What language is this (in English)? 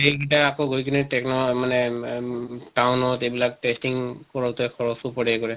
Assamese